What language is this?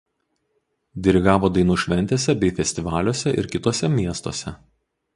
Lithuanian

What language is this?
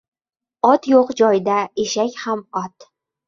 Uzbek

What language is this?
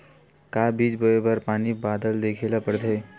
Chhattisgarhi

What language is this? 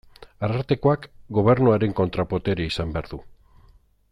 Basque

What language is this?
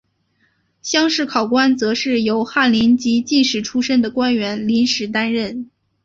Chinese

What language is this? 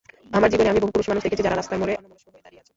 Bangla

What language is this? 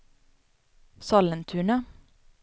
Swedish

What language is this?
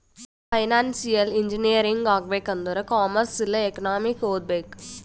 Kannada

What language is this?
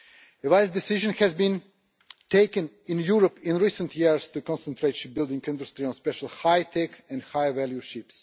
English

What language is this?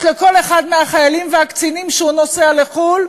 Hebrew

